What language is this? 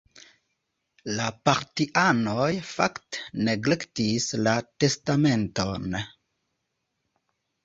Esperanto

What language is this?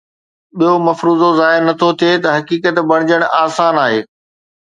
Sindhi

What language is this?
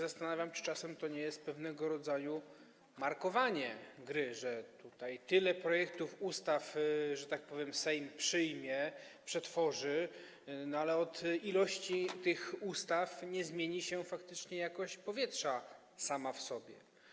Polish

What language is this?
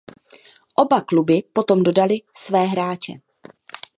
Czech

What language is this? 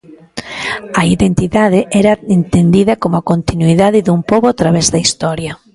Galician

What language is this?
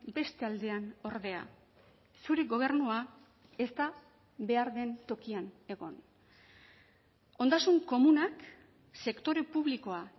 Basque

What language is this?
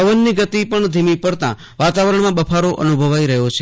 Gujarati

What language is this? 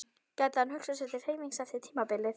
Icelandic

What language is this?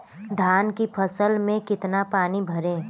Hindi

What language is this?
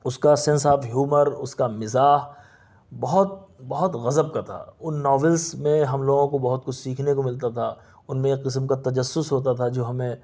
Urdu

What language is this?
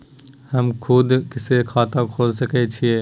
Maithili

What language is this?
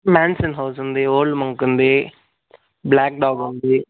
Telugu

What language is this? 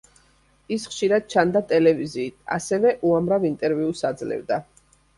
Georgian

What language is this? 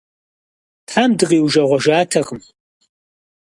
Kabardian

